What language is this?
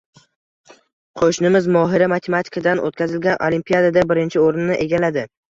Uzbek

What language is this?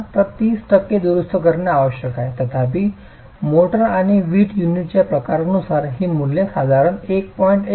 Marathi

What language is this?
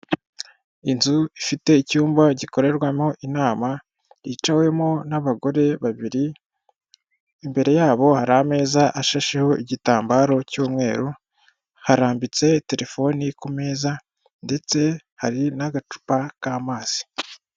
Kinyarwanda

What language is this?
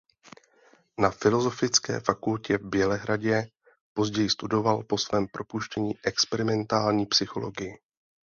Czech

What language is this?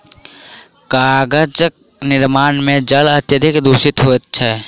Maithili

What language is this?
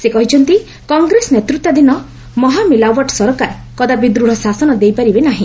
Odia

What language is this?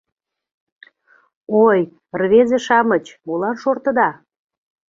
Mari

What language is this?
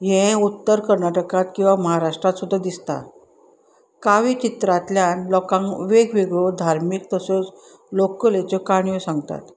Konkani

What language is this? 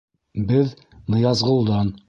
Bashkir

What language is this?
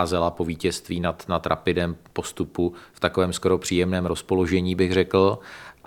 Czech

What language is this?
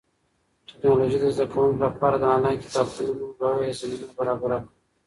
Pashto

